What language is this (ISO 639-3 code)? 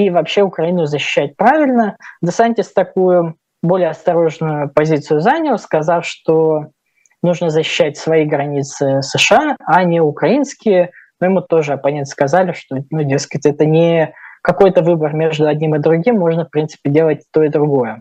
rus